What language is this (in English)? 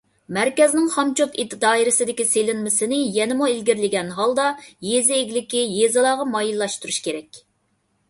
Uyghur